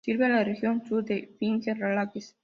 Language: Spanish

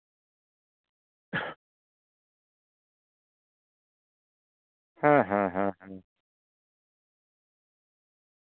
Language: Santali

